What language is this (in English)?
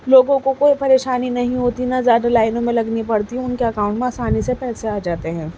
Urdu